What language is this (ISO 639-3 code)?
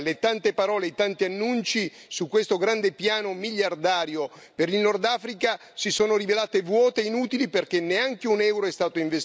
ita